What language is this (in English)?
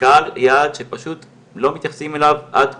Hebrew